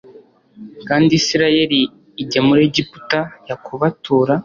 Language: Kinyarwanda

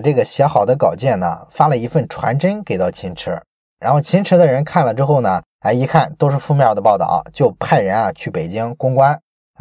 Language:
Chinese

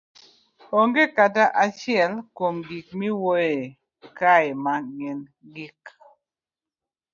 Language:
Luo (Kenya and Tanzania)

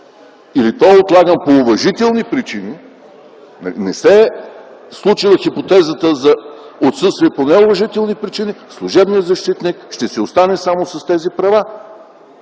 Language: Bulgarian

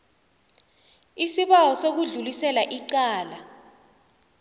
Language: South Ndebele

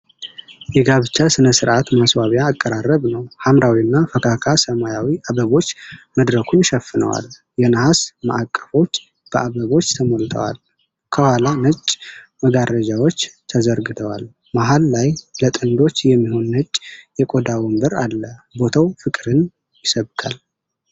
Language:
Amharic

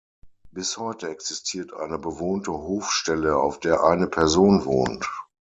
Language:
German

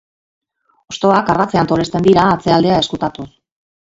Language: Basque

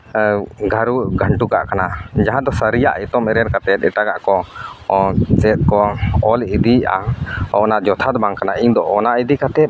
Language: Santali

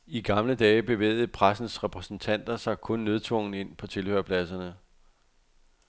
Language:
Danish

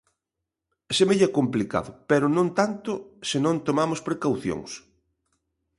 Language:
Galician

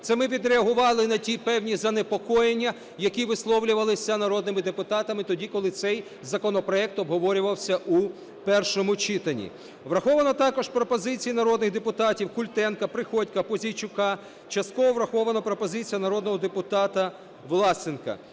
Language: Ukrainian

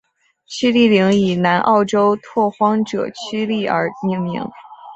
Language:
Chinese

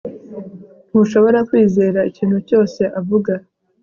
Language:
Kinyarwanda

